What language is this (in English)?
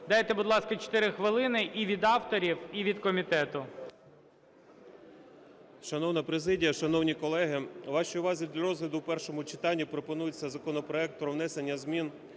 Ukrainian